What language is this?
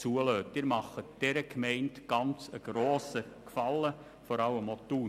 Swiss German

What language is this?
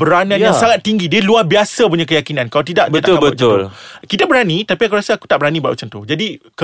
Malay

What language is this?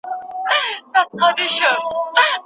Pashto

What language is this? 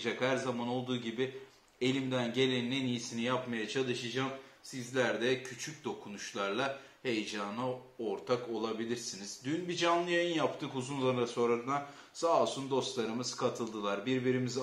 Turkish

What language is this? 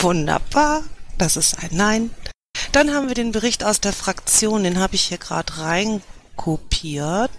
German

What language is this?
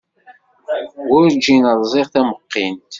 Kabyle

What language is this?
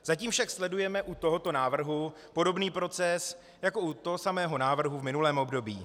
Czech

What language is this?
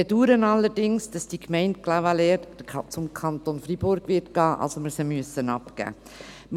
Swiss German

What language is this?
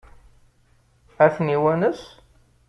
Kabyle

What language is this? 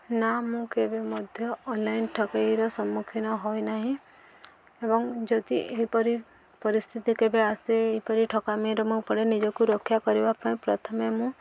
Odia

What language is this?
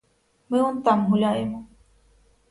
Ukrainian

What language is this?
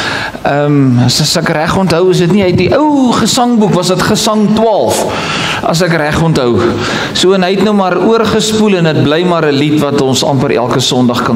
Dutch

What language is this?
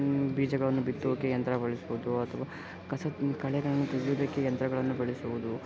Kannada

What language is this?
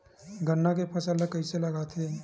Chhattisgarhi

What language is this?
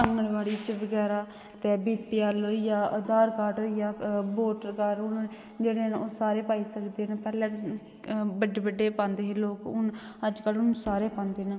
Dogri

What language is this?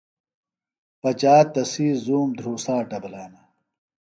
Phalura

